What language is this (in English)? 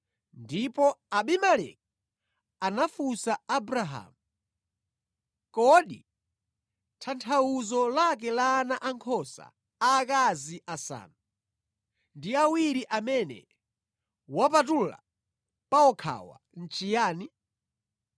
Nyanja